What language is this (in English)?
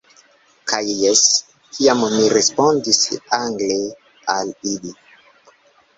Esperanto